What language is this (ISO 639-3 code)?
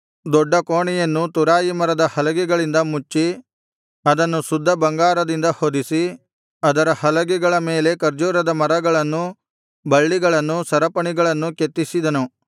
kan